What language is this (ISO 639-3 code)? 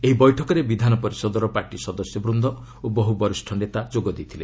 ori